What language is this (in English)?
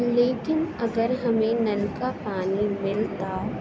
Urdu